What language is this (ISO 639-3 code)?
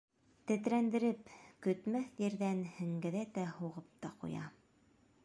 bak